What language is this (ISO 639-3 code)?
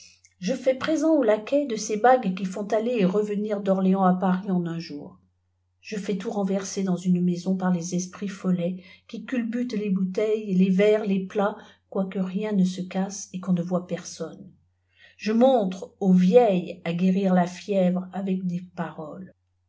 fra